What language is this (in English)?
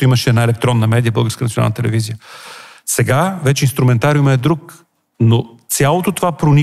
Bulgarian